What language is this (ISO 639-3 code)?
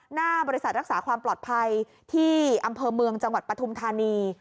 tha